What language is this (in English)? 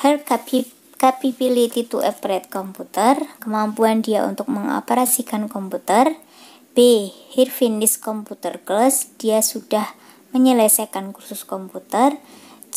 Indonesian